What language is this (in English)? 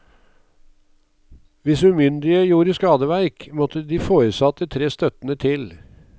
Norwegian